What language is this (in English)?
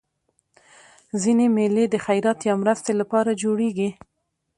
Pashto